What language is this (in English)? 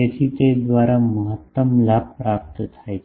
Gujarati